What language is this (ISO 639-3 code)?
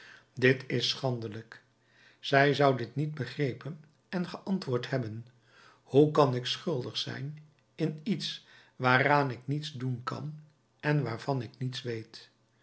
nld